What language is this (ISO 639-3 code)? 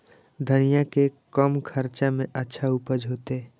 mai